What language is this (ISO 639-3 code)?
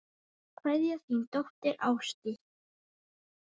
isl